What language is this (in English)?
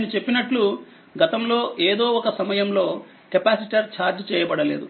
Telugu